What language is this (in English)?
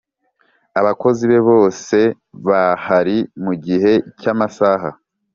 Kinyarwanda